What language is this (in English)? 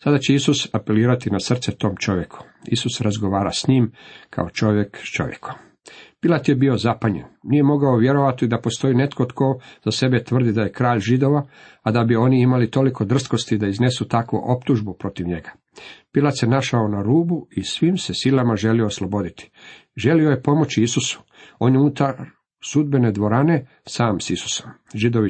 Croatian